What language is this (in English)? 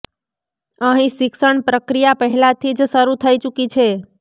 Gujarati